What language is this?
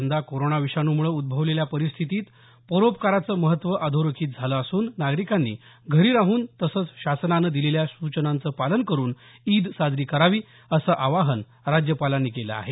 Marathi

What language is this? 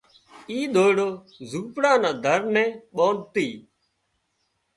Wadiyara Koli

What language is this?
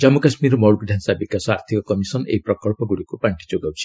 Odia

